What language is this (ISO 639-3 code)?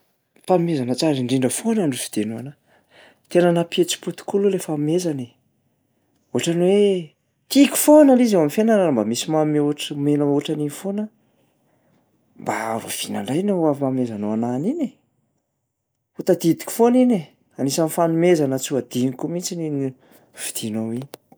mlg